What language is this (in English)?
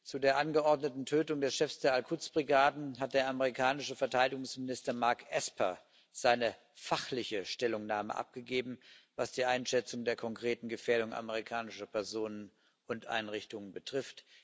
German